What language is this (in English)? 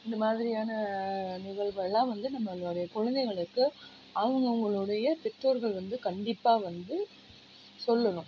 Tamil